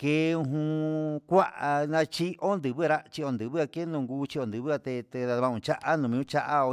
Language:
Huitepec Mixtec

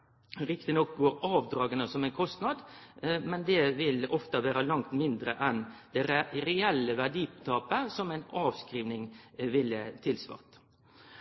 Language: Norwegian Nynorsk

